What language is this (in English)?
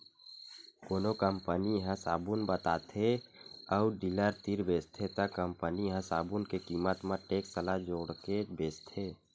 Chhattisgarhi